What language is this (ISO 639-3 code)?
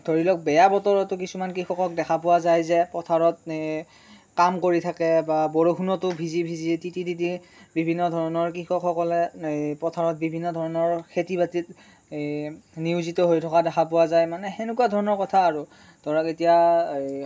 asm